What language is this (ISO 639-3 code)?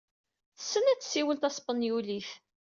kab